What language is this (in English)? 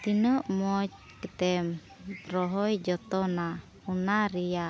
Santali